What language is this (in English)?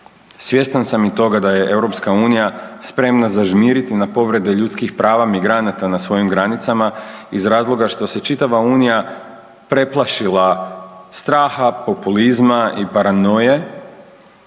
Croatian